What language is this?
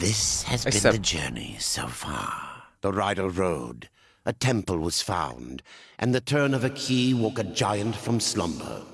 Vietnamese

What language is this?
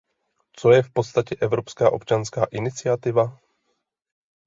Czech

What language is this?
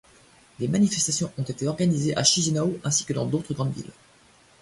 French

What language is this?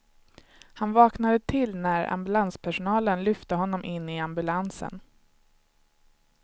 Swedish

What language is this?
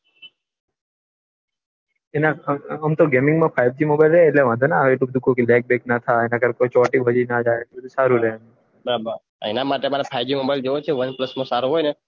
Gujarati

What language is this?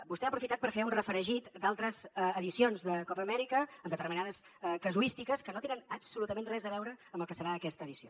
Catalan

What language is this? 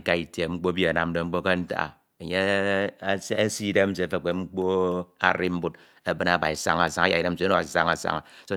Ito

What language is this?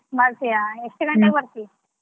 Kannada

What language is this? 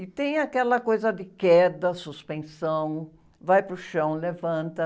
Portuguese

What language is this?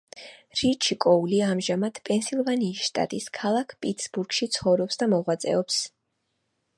Georgian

